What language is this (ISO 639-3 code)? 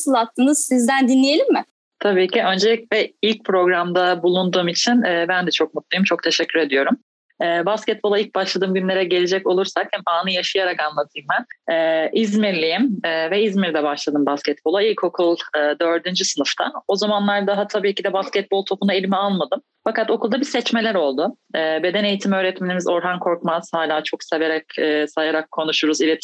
tur